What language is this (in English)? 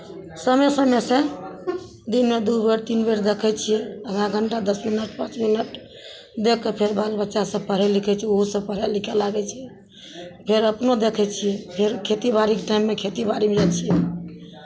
Maithili